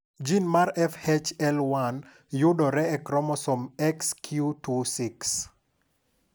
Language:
Luo (Kenya and Tanzania)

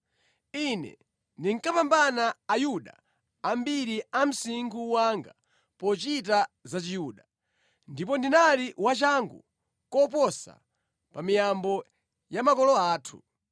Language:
Nyanja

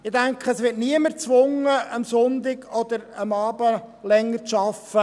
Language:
Swiss German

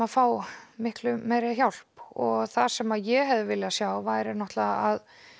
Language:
Icelandic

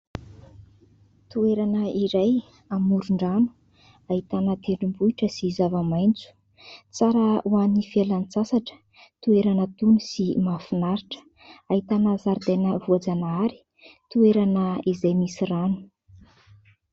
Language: Malagasy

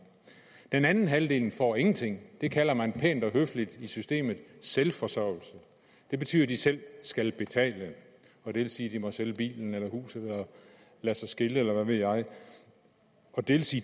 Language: Danish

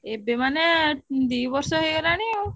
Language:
Odia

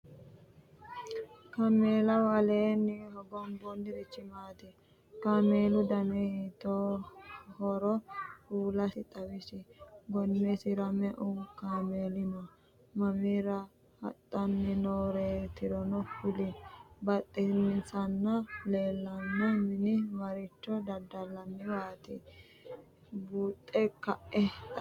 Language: Sidamo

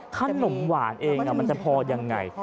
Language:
Thai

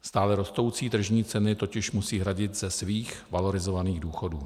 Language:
Czech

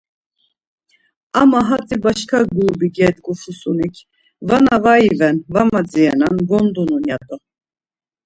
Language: Laz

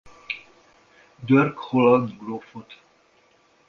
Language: Hungarian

